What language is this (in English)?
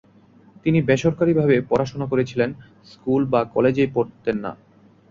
Bangla